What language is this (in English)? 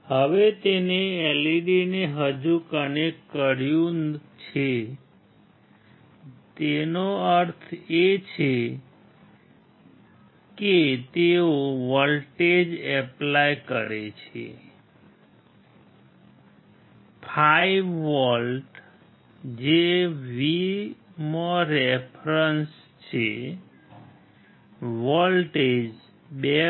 Gujarati